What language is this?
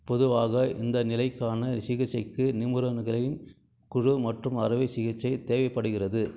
Tamil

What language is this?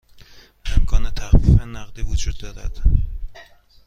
Persian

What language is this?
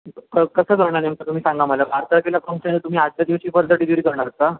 Marathi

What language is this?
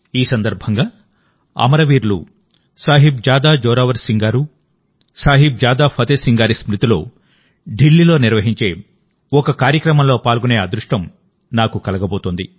Telugu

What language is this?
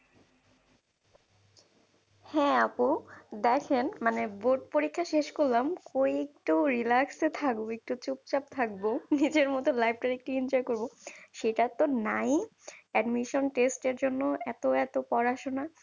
Bangla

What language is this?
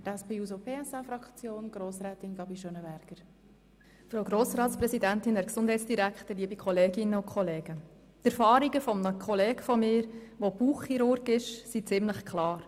Swiss German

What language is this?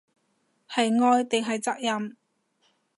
Cantonese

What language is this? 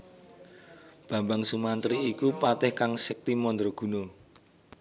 Javanese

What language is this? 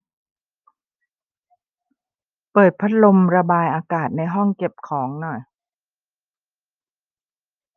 Thai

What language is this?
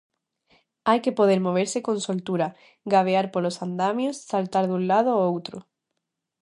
Galician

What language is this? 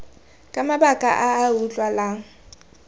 Tswana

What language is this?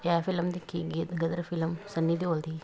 Punjabi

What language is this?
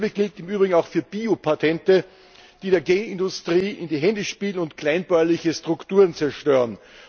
German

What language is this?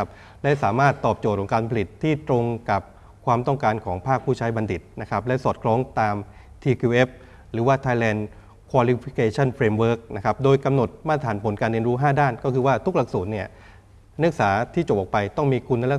Thai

